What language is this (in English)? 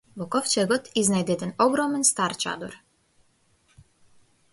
Macedonian